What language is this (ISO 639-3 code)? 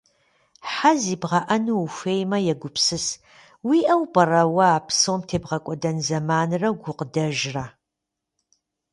kbd